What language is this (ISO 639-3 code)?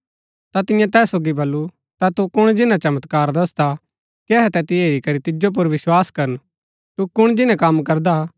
gbk